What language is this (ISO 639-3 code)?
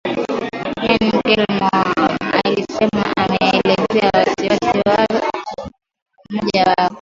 swa